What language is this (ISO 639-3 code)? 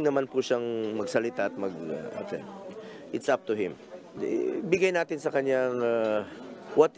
fil